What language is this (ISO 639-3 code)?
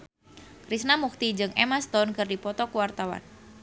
sun